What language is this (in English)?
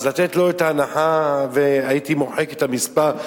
Hebrew